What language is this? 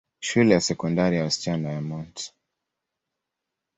Swahili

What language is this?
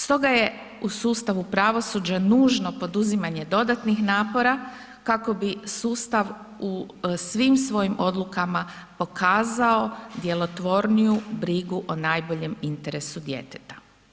Croatian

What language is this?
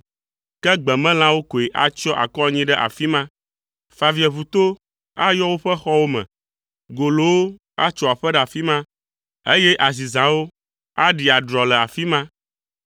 Ewe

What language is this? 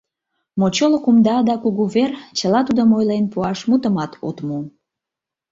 Mari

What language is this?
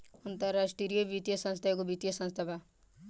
Bhojpuri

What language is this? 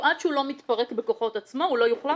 Hebrew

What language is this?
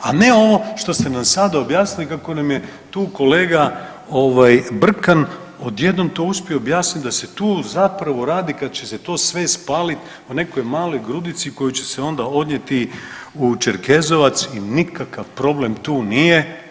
Croatian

